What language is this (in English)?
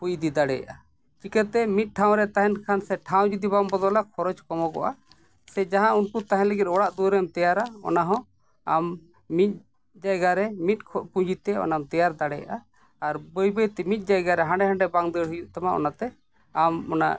Santali